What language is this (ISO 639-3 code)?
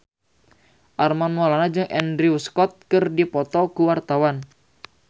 sun